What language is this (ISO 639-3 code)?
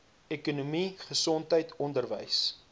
afr